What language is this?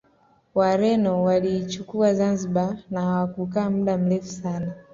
Swahili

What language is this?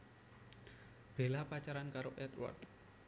Javanese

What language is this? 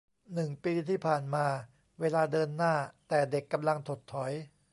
Thai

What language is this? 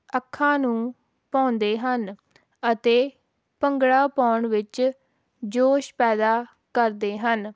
Punjabi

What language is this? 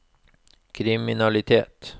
Norwegian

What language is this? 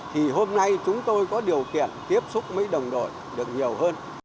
Vietnamese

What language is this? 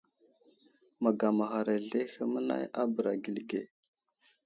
Wuzlam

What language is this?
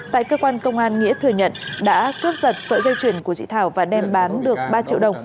Vietnamese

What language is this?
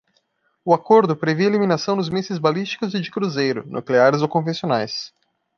Portuguese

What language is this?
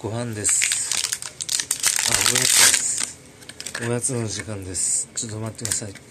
Japanese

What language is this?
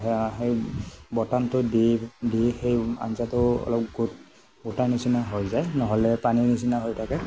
Assamese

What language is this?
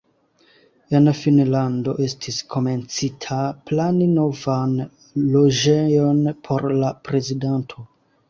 Esperanto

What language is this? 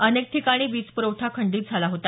Marathi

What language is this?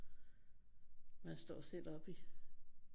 Danish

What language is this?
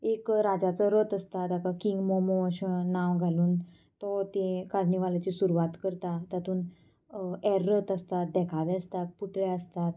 Konkani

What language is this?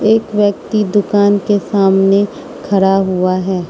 Hindi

